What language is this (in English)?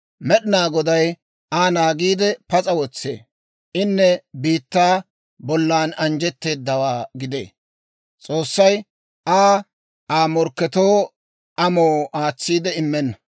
Dawro